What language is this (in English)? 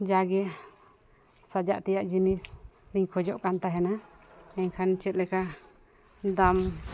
Santali